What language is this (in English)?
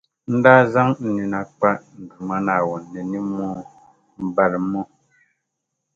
Dagbani